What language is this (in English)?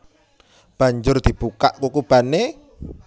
Javanese